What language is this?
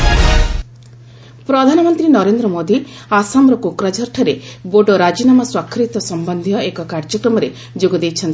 Odia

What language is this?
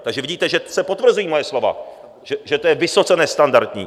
Czech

